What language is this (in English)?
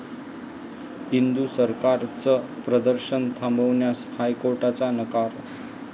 Marathi